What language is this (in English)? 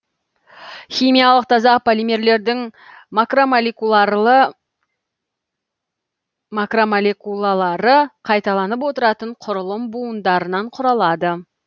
Kazakh